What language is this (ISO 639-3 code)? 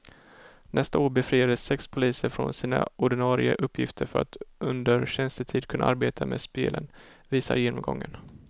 swe